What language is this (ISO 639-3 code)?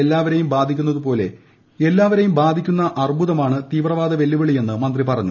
mal